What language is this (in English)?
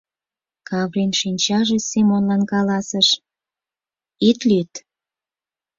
Mari